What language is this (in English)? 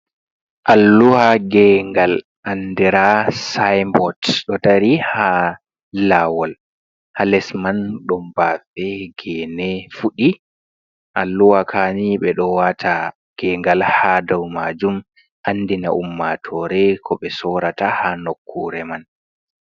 Fula